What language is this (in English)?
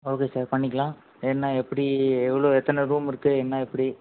Tamil